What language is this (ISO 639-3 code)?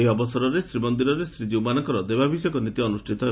ori